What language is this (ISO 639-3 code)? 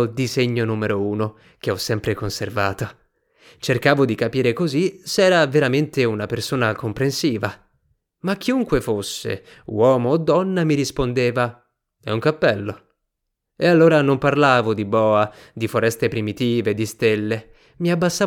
ita